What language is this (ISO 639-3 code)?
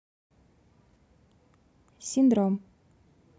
rus